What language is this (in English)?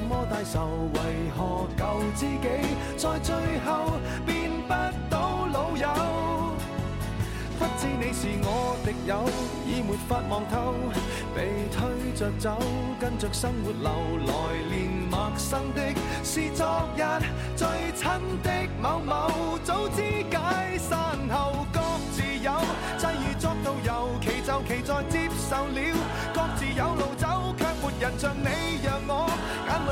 Chinese